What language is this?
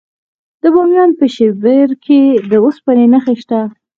Pashto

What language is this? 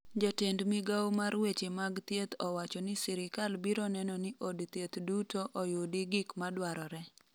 Luo (Kenya and Tanzania)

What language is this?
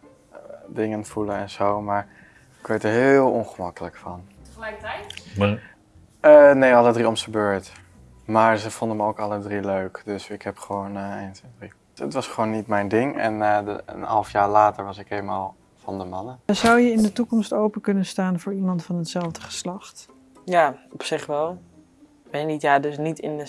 Dutch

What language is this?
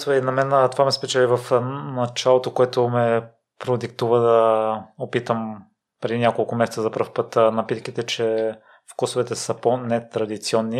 Bulgarian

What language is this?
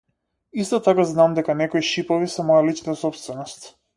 Macedonian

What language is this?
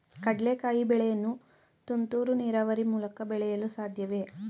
Kannada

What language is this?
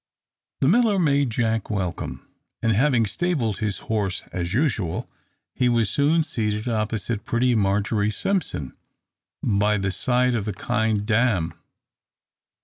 English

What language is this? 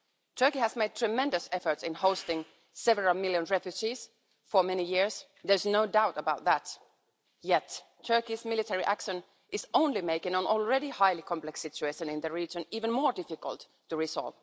English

